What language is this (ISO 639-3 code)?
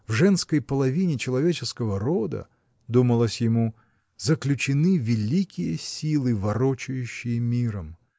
rus